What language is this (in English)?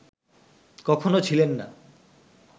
Bangla